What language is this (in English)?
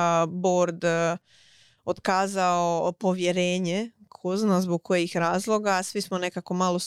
Croatian